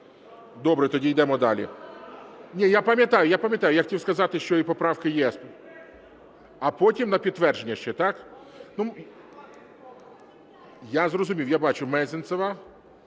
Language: Ukrainian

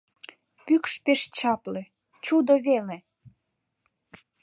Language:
Mari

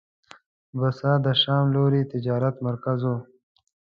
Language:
Pashto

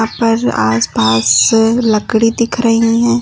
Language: Hindi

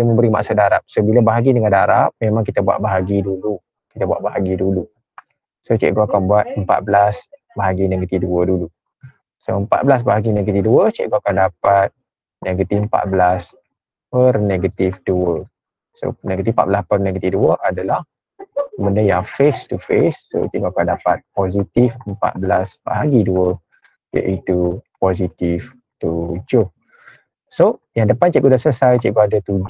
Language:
Malay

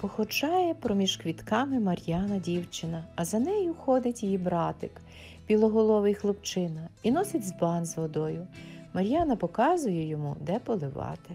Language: Ukrainian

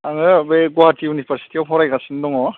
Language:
Bodo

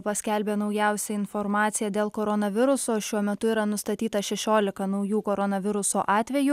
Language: Lithuanian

